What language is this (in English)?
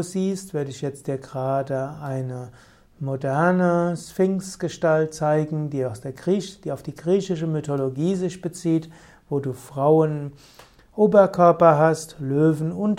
German